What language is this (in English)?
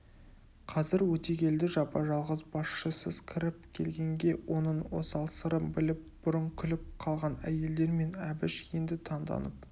Kazakh